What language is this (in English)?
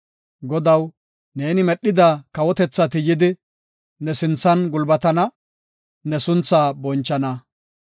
Gofa